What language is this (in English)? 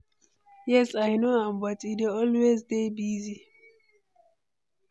Nigerian Pidgin